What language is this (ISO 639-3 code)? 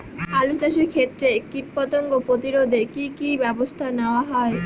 ben